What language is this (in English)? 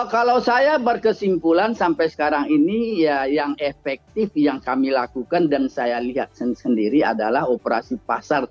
Indonesian